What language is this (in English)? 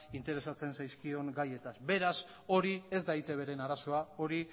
Basque